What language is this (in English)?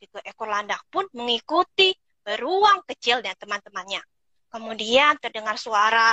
Indonesian